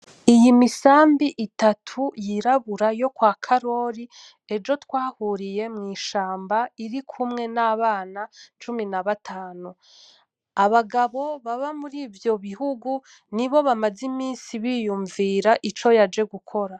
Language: Rundi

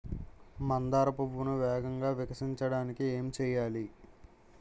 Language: Telugu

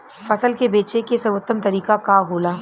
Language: Bhojpuri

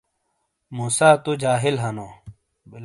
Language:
Shina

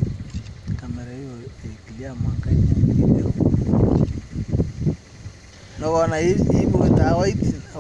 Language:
Indonesian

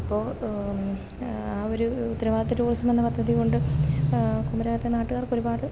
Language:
Malayalam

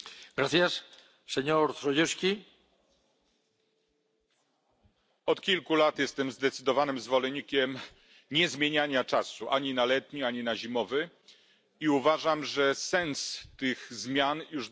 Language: Polish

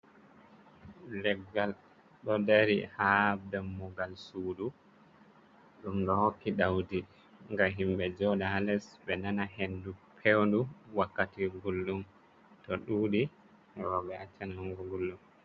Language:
Fula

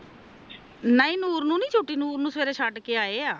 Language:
Punjabi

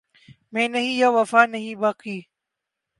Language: Urdu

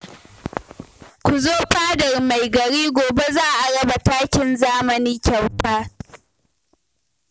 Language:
Hausa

